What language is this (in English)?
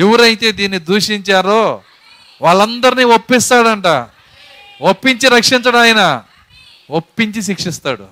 Telugu